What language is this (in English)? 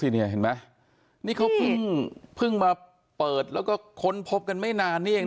Thai